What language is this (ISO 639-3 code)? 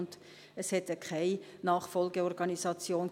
gsw